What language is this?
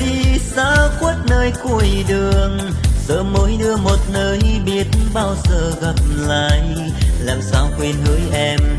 Vietnamese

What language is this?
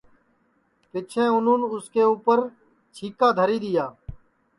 Sansi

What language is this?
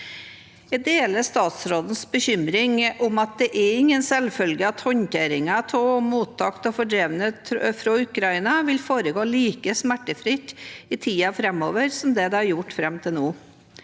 Norwegian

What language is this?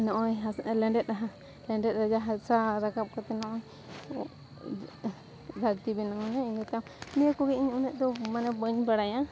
Santali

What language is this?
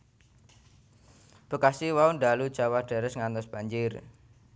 Javanese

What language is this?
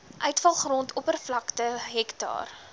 Afrikaans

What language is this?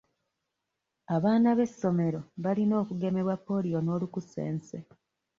Ganda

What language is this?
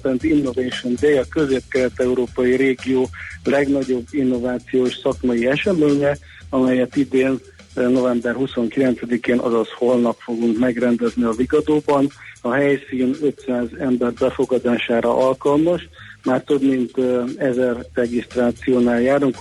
Hungarian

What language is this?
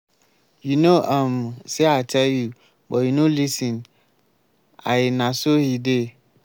Nigerian Pidgin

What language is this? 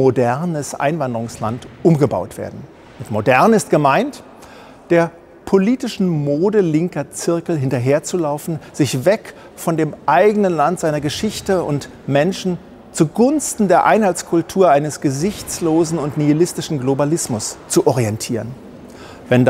German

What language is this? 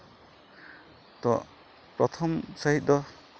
Santali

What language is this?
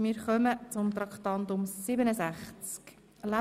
Swiss German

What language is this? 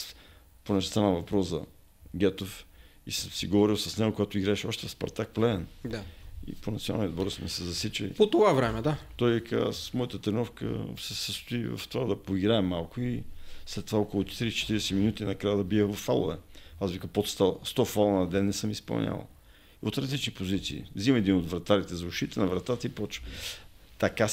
Bulgarian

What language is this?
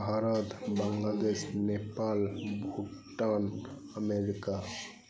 Santali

